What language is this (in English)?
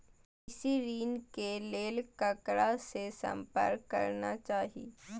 Maithili